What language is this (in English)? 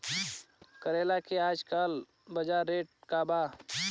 Bhojpuri